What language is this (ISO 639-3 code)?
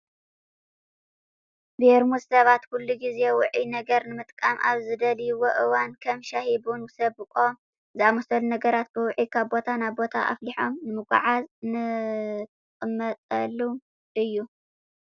tir